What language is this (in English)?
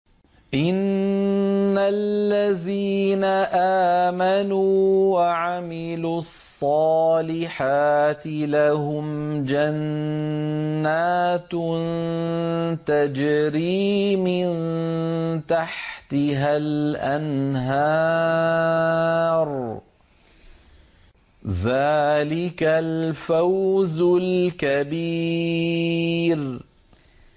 Arabic